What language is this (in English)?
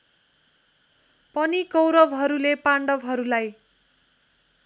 Nepali